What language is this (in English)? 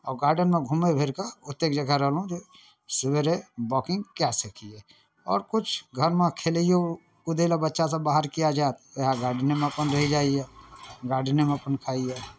Maithili